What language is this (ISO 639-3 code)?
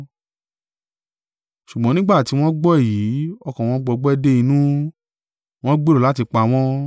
yor